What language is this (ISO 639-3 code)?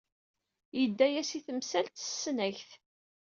kab